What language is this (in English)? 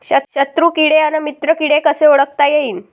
Marathi